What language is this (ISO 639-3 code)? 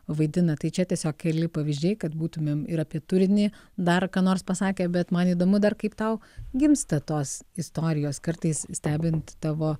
lit